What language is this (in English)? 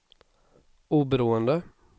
Swedish